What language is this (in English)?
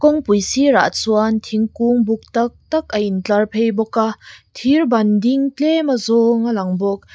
Mizo